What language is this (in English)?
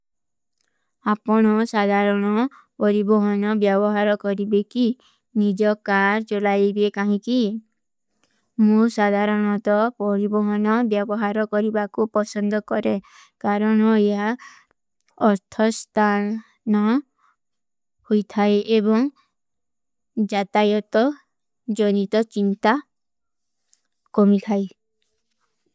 Kui (India)